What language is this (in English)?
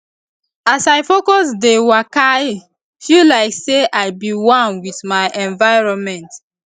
Nigerian Pidgin